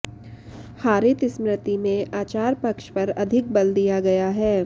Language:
Sanskrit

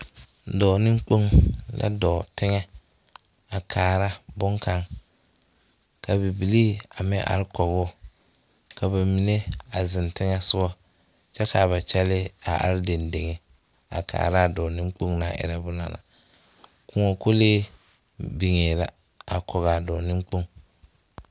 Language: Southern Dagaare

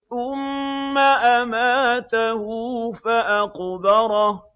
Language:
Arabic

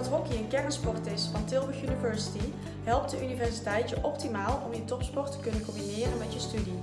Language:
Dutch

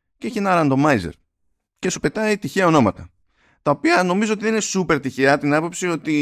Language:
Greek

